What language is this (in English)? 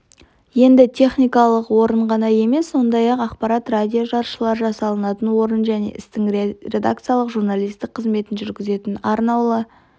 Kazakh